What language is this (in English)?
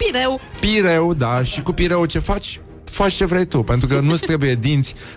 Romanian